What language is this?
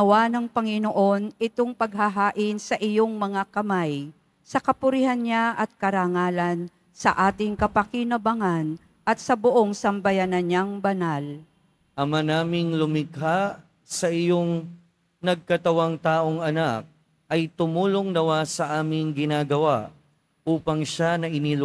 Filipino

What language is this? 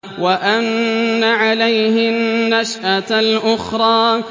Arabic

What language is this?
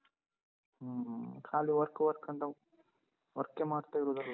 Kannada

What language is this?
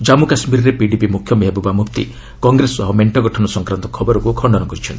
Odia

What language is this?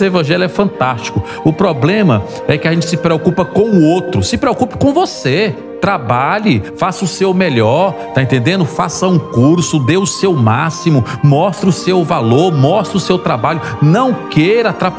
Portuguese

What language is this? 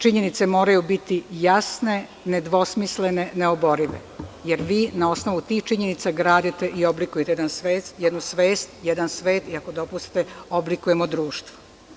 Serbian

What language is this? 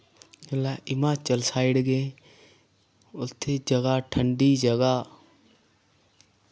Dogri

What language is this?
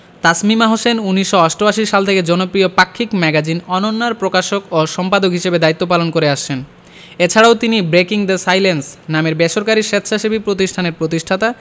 Bangla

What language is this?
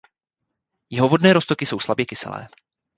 Czech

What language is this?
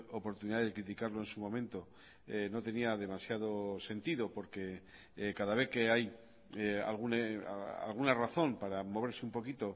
Spanish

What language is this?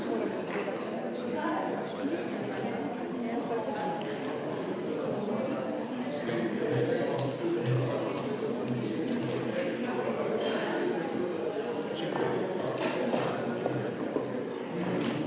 Slovenian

